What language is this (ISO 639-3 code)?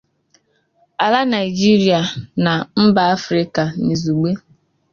ibo